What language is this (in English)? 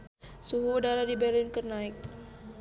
Sundanese